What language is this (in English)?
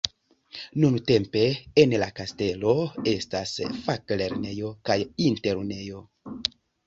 Esperanto